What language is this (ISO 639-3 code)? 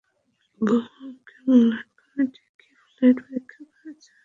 ben